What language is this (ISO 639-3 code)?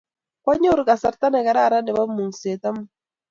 kln